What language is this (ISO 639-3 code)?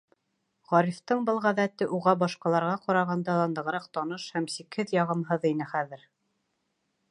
bak